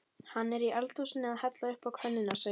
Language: Icelandic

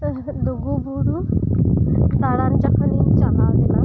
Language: Santali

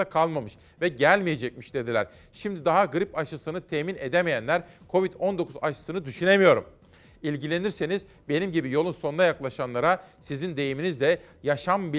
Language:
Turkish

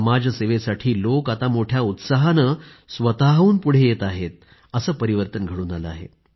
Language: Marathi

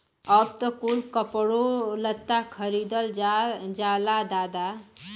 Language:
Bhojpuri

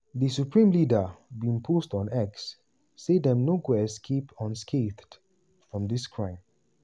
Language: Nigerian Pidgin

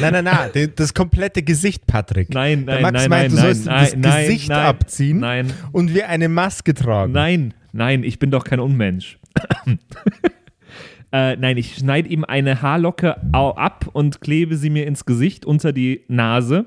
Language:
German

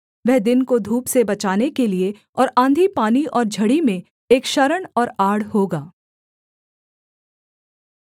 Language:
Hindi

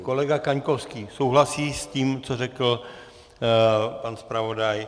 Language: Czech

